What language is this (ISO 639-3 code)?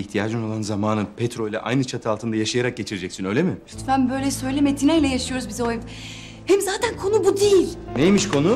tur